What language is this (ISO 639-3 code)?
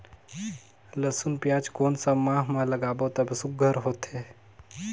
hne